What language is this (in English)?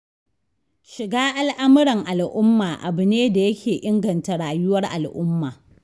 Hausa